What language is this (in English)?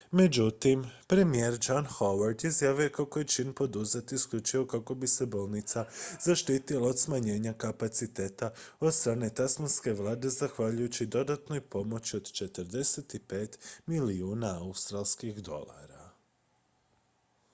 Croatian